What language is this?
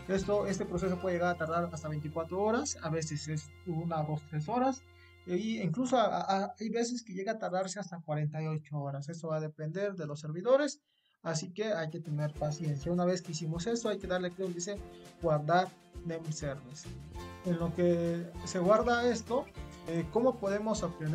Spanish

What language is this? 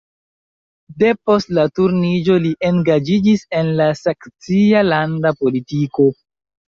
Esperanto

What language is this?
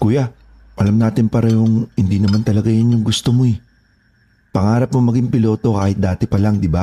Filipino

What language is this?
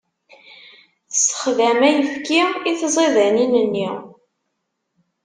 Kabyle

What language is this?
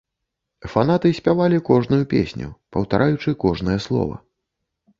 Belarusian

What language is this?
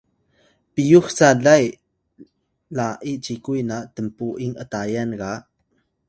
Atayal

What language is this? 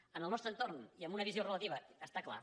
Catalan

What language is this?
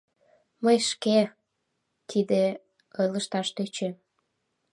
Mari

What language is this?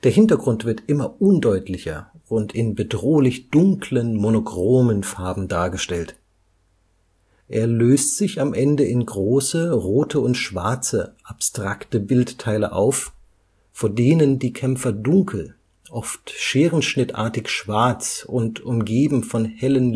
German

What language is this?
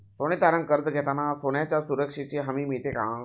Marathi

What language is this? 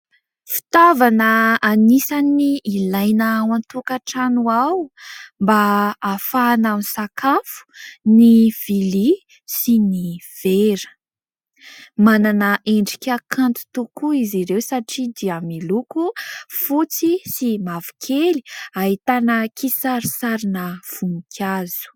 Malagasy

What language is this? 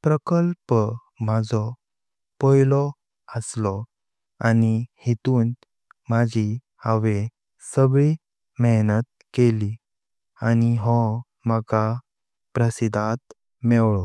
Konkani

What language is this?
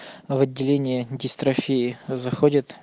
Russian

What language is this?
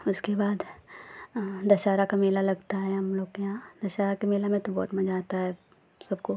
Hindi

